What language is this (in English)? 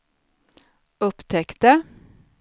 Swedish